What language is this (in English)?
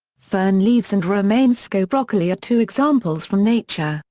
English